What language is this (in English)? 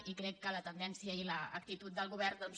Catalan